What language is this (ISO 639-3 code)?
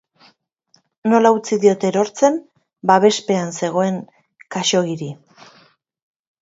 eus